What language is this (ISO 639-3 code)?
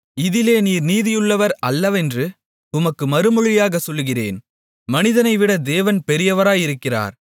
tam